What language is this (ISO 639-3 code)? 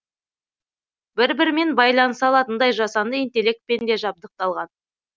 kaz